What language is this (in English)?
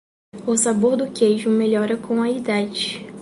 Portuguese